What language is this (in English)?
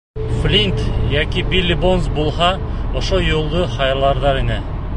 Bashkir